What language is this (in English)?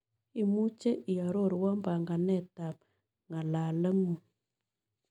Kalenjin